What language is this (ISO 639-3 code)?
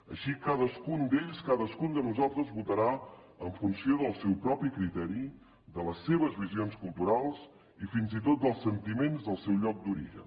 cat